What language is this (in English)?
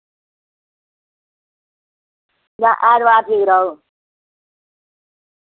Dogri